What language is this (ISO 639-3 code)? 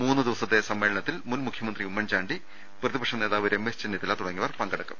mal